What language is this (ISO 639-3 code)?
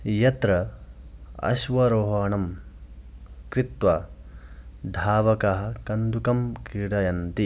san